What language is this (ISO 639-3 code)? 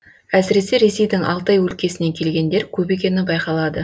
kaz